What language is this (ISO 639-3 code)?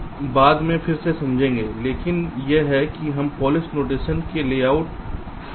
hin